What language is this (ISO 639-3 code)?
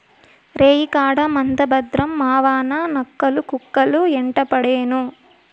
tel